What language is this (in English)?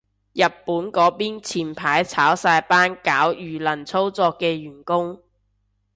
Cantonese